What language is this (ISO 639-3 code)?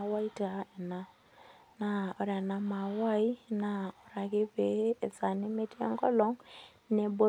mas